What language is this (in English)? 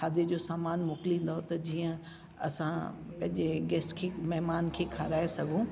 Sindhi